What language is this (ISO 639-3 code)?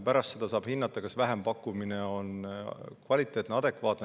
est